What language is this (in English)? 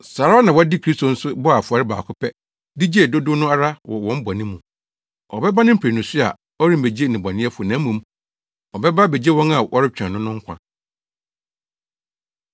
Akan